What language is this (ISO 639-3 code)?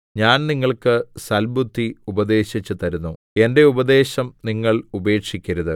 mal